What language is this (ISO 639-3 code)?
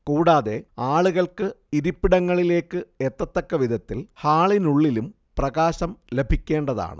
mal